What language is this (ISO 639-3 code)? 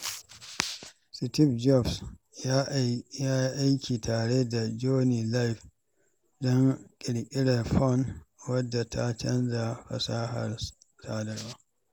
hau